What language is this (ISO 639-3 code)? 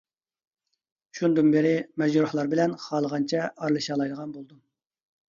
uig